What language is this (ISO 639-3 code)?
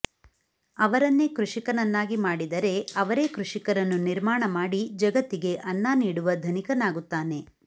kan